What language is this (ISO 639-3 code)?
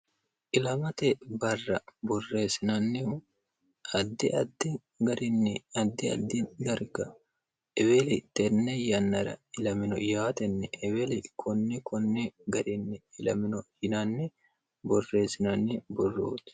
sid